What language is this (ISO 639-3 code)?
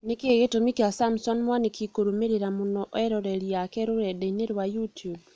kik